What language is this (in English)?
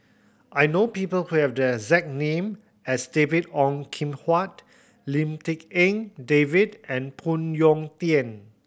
English